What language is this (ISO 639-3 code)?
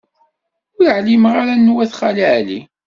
kab